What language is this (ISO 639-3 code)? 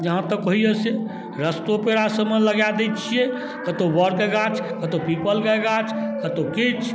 mai